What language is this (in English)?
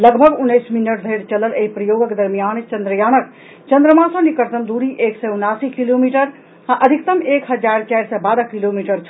Maithili